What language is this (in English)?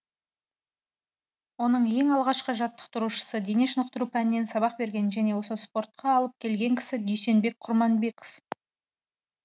Kazakh